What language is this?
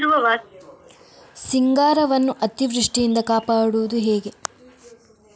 Kannada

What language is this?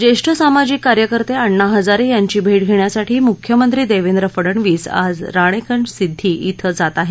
Marathi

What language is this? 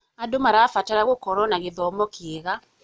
Kikuyu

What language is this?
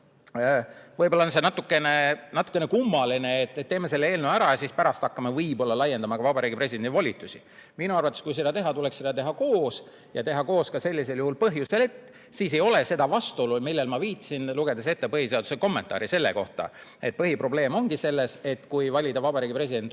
Estonian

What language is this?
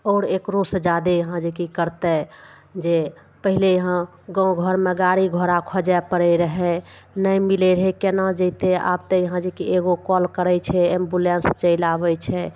Maithili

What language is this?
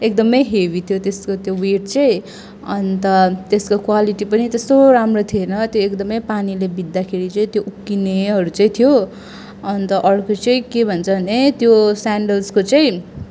Nepali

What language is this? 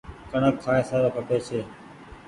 Goaria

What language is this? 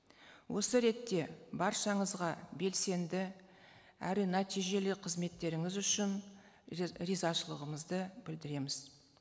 Kazakh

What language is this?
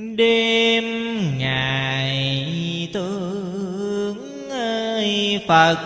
Vietnamese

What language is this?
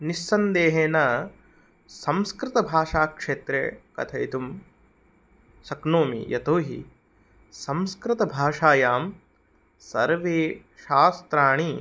Sanskrit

